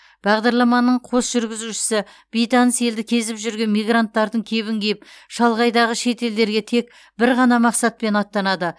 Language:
Kazakh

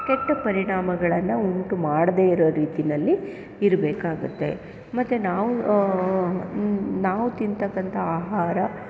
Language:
Kannada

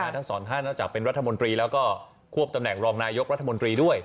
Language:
Thai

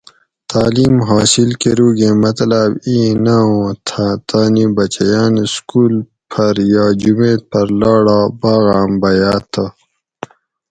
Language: Gawri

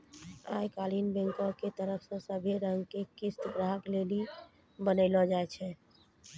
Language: Maithili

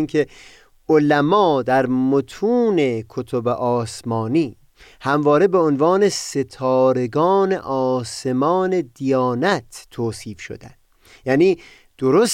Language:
Persian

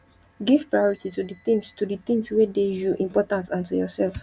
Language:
Nigerian Pidgin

